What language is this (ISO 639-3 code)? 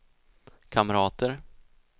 swe